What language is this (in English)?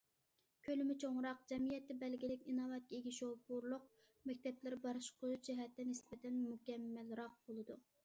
Uyghur